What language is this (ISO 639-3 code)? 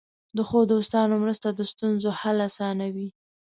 pus